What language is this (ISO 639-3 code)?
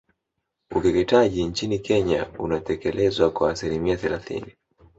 swa